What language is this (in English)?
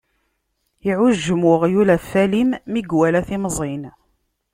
Kabyle